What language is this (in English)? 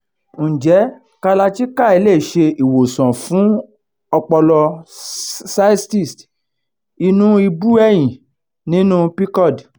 Yoruba